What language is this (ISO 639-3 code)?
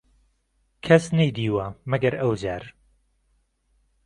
ckb